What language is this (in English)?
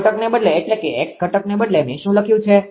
Gujarati